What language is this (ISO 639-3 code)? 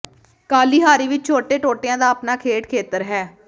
pan